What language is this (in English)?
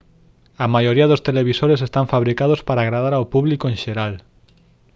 Galician